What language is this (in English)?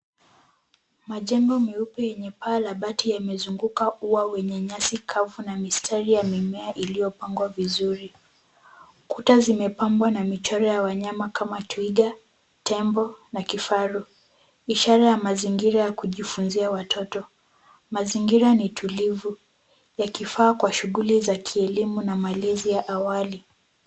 Swahili